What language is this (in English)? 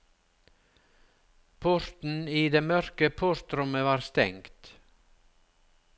Norwegian